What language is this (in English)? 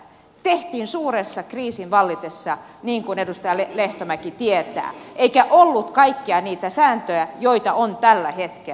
Finnish